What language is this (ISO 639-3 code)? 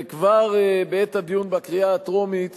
heb